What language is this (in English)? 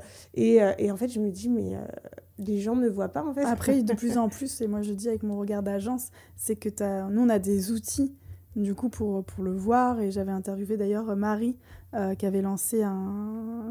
French